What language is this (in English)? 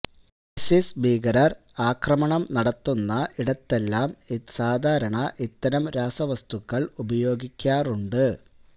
Malayalam